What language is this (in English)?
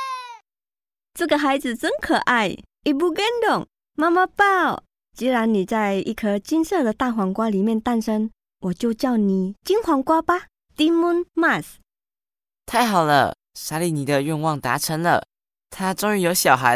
Chinese